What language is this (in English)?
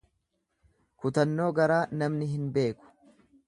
Oromo